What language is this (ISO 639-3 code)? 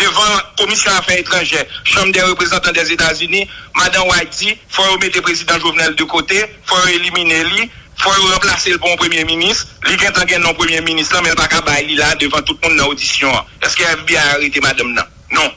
fra